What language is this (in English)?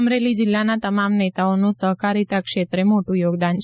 Gujarati